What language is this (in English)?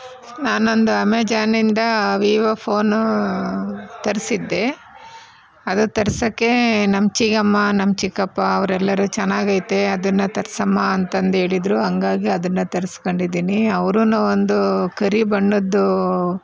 Kannada